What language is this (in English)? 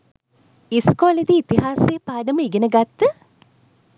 Sinhala